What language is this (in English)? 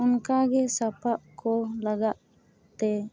Santali